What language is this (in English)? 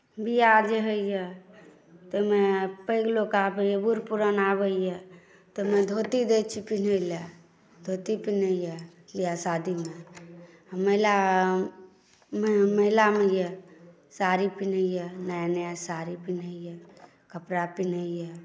Maithili